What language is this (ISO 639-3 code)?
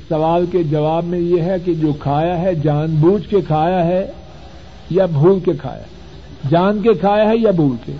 urd